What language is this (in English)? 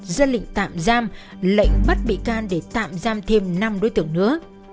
Vietnamese